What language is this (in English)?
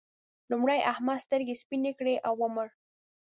Pashto